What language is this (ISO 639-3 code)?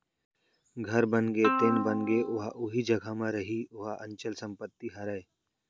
hne